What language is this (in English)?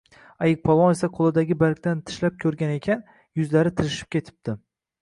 Uzbek